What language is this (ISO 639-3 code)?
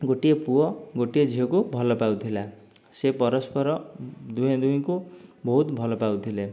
ori